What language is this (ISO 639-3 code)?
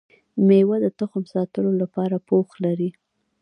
pus